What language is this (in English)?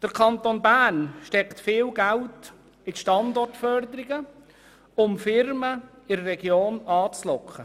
Swiss German